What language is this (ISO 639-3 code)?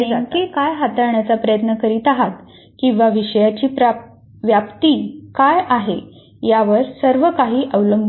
mar